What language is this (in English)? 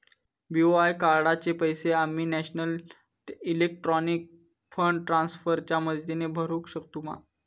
Marathi